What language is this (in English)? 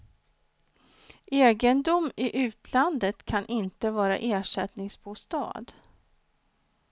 Swedish